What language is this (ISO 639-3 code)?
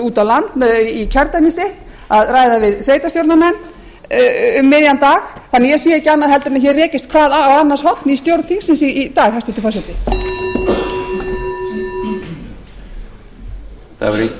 isl